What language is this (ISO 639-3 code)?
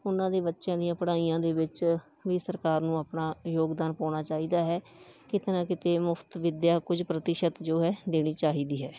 pan